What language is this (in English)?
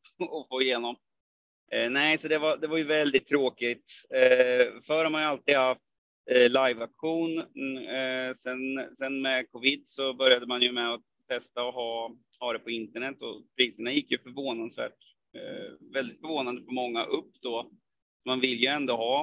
Swedish